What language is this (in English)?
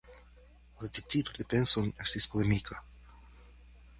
Esperanto